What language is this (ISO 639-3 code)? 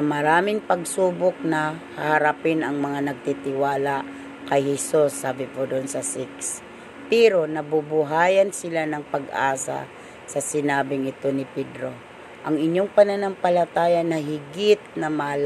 fil